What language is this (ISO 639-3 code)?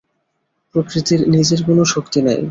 ben